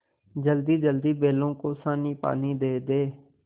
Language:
Hindi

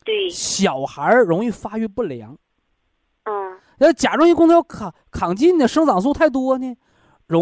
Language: Chinese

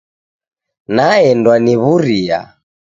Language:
Taita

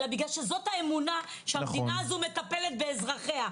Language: Hebrew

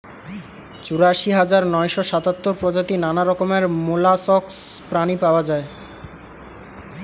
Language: Bangla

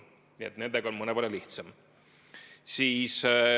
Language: Estonian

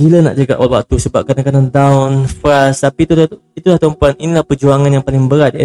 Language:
Malay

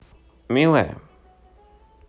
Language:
Russian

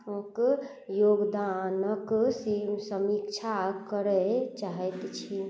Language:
Maithili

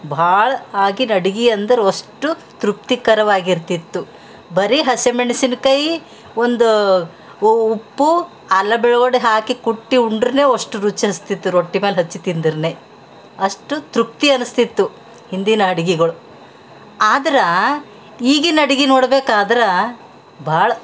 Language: Kannada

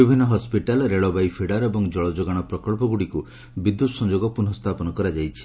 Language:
Odia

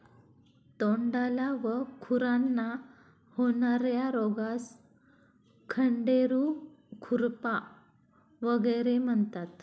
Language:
Marathi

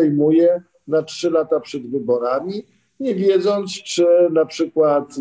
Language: Polish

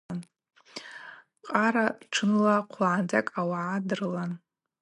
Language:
Abaza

